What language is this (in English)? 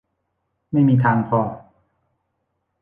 Thai